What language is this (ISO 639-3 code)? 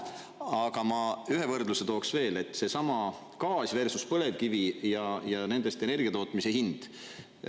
est